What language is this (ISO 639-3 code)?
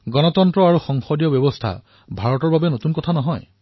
asm